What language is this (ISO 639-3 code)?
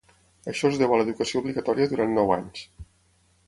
cat